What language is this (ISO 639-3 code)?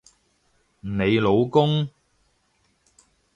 yue